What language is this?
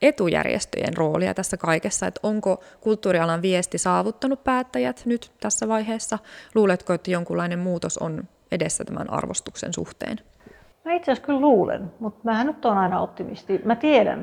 Finnish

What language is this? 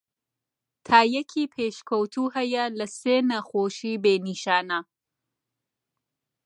Central Kurdish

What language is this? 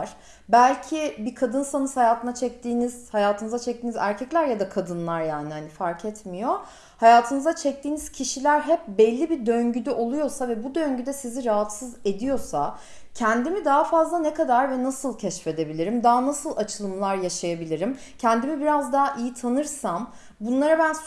Turkish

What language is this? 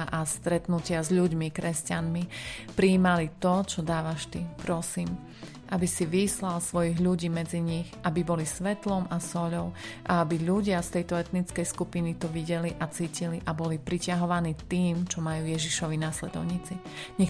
Slovak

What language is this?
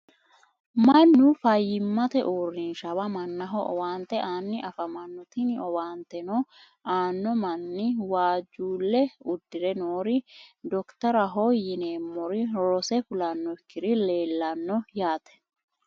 Sidamo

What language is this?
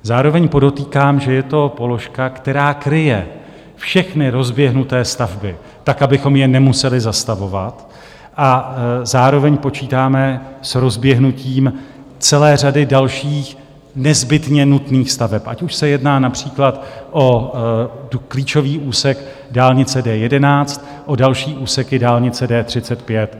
Czech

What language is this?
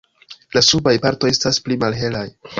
Esperanto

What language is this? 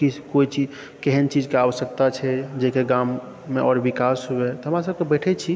Maithili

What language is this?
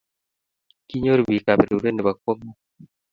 Kalenjin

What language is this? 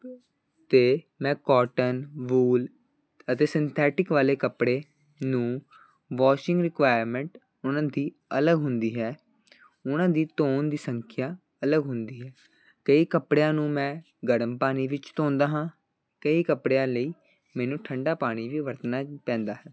Punjabi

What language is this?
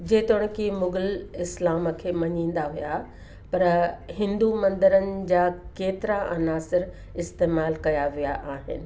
Sindhi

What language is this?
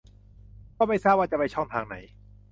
Thai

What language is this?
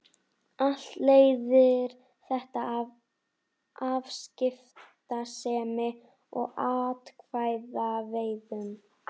Icelandic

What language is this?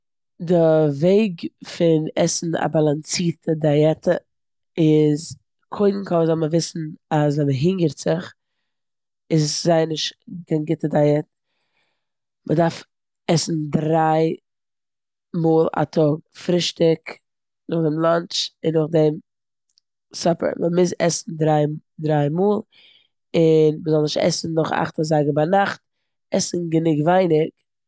Yiddish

